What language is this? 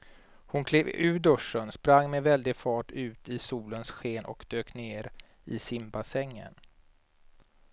Swedish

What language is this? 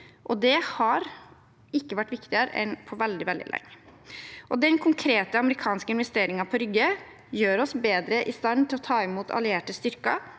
Norwegian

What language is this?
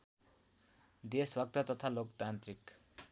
Nepali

